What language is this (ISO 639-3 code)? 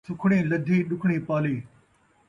skr